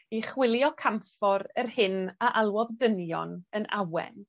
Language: Welsh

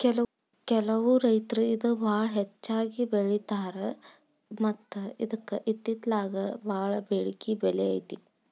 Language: Kannada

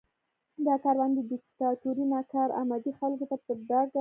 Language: Pashto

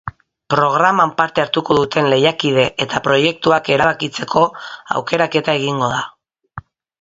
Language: Basque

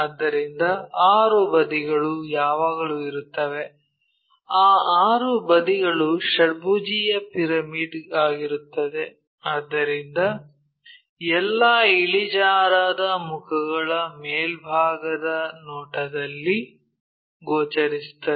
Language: Kannada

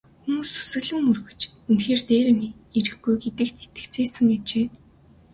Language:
Mongolian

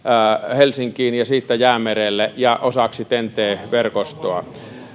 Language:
Finnish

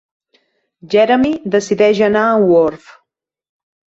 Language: Catalan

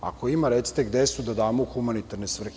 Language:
Serbian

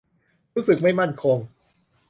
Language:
Thai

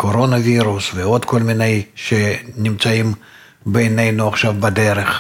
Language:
Hebrew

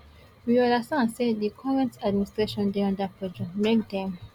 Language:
Nigerian Pidgin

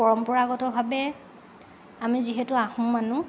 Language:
Assamese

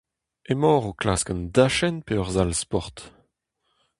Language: Breton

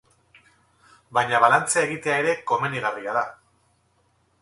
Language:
Basque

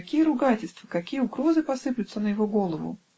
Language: Russian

